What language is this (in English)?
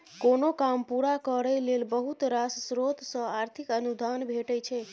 Maithili